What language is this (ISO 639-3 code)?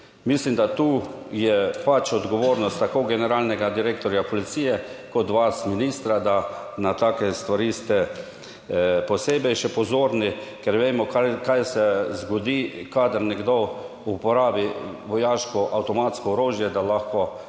slv